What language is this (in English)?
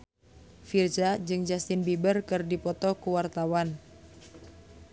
Sundanese